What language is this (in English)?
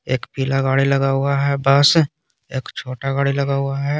Hindi